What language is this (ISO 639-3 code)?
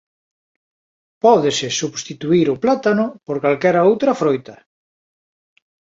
glg